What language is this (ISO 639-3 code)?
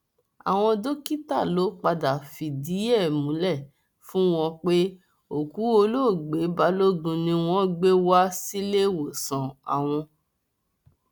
yor